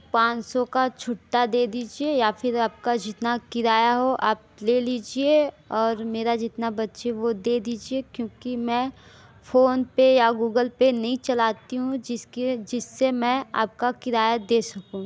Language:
Hindi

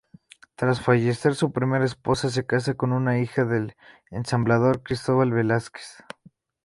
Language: Spanish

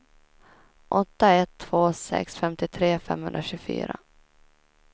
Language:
Swedish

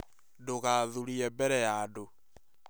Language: Kikuyu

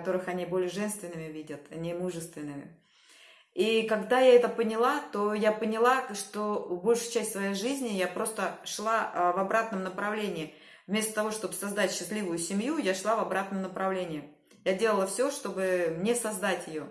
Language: Russian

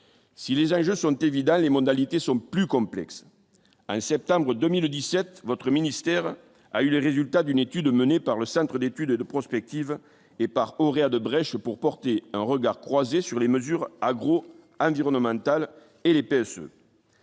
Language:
French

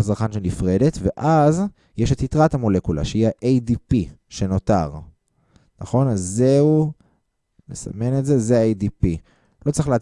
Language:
Hebrew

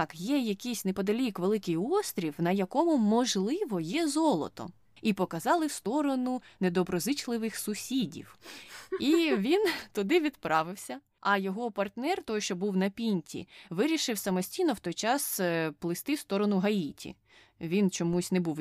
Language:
Ukrainian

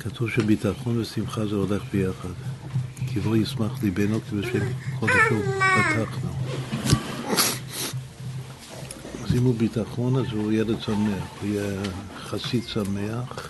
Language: Hebrew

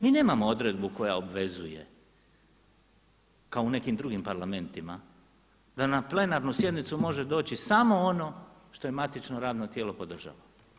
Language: Croatian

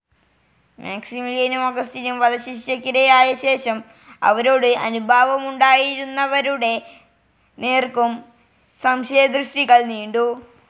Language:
Malayalam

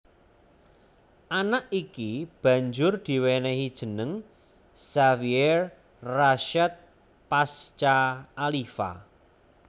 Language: Javanese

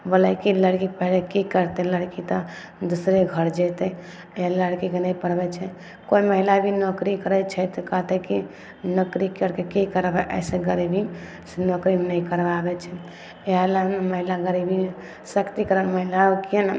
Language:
Maithili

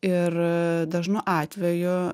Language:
Lithuanian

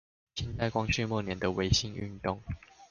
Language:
Chinese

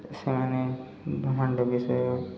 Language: Odia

